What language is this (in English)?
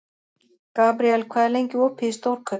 Icelandic